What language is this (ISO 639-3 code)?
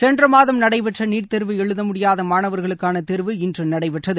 tam